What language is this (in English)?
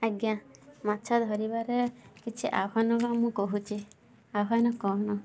Odia